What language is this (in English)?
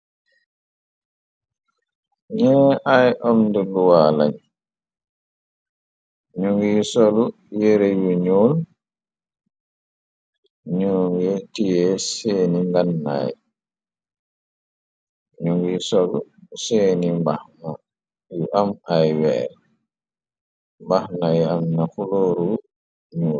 Wolof